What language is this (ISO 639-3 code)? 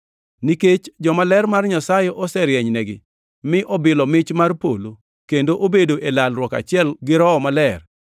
luo